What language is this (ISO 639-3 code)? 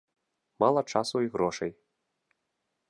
bel